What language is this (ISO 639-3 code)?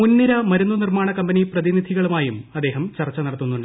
mal